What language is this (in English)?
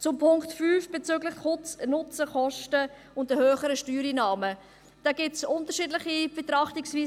Swiss German